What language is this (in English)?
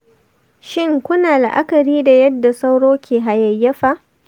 Hausa